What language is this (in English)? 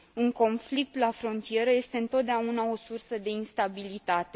Romanian